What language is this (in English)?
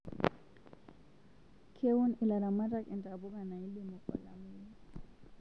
Masai